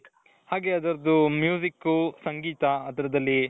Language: Kannada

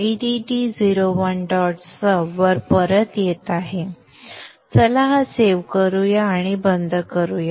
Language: Marathi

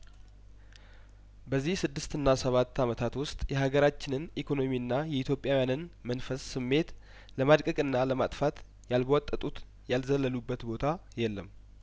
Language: Amharic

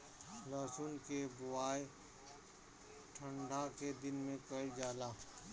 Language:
Bhojpuri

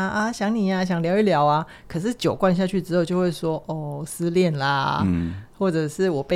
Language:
Chinese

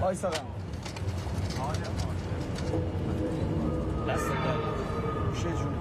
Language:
Persian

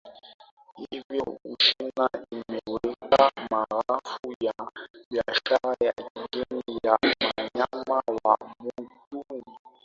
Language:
Swahili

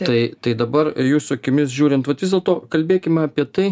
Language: Lithuanian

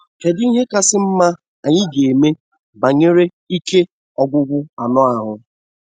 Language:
Igbo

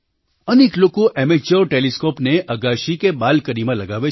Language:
Gujarati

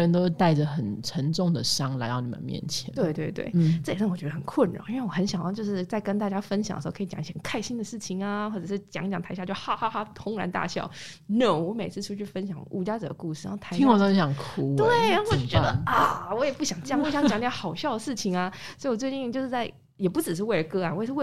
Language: Chinese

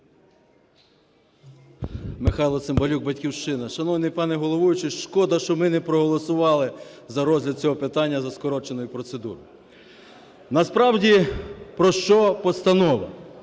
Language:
Ukrainian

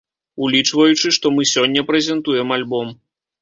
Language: Belarusian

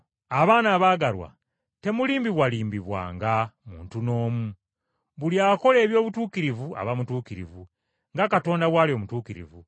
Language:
Ganda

